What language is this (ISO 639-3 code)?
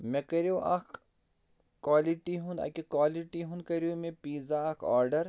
kas